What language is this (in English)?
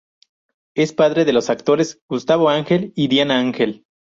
Spanish